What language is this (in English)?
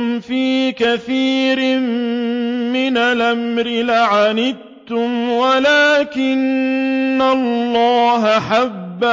Arabic